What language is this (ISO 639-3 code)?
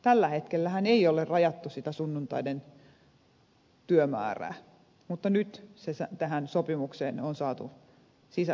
fin